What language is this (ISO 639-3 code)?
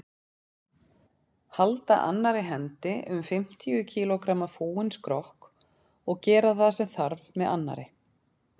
isl